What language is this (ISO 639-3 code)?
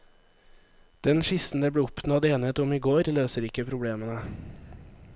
nor